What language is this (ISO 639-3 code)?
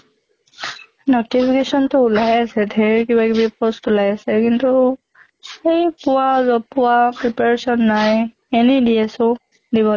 asm